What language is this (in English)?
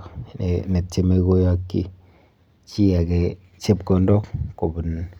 Kalenjin